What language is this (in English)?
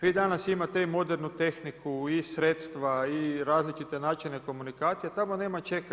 Croatian